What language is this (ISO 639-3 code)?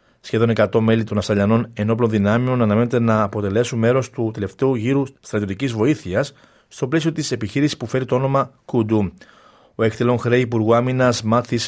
ell